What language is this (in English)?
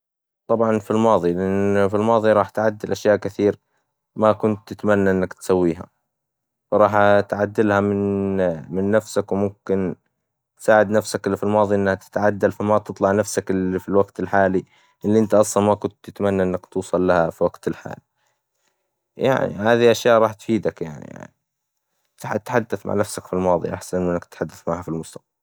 Hijazi Arabic